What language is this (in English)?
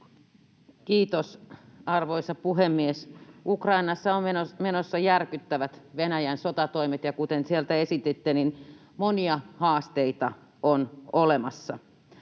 Finnish